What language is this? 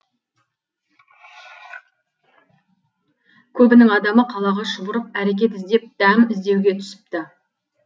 Kazakh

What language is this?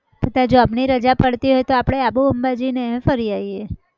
Gujarati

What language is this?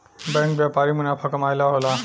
Bhojpuri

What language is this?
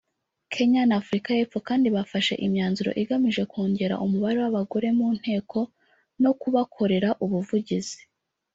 Kinyarwanda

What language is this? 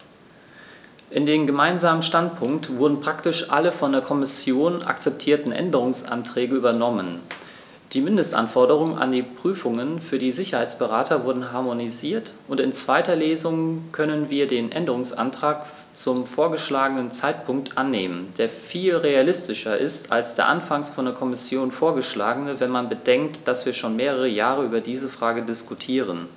German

